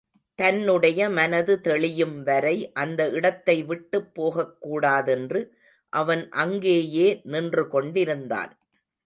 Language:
Tamil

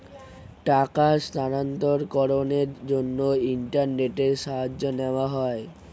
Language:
Bangla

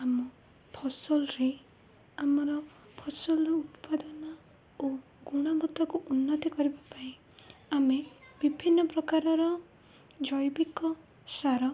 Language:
Odia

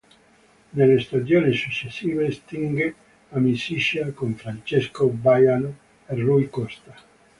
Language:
Italian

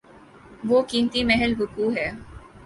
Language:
Urdu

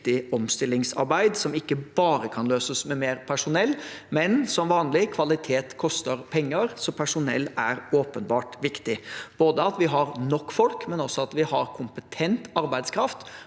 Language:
Norwegian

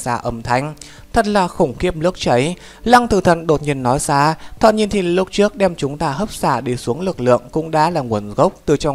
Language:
Vietnamese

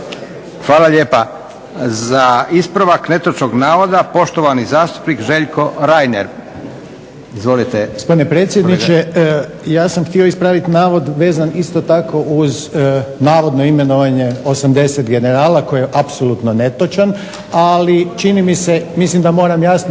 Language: Croatian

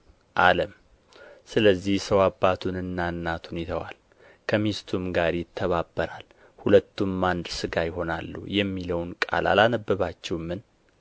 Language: Amharic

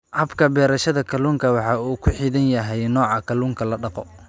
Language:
Somali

